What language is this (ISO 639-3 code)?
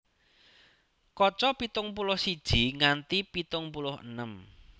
jav